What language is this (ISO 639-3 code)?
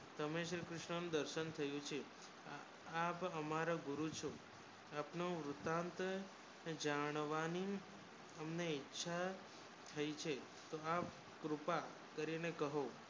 guj